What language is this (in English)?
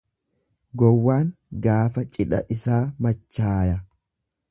Oromo